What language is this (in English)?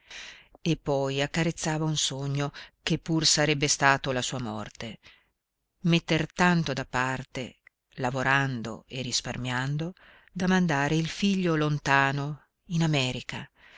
Italian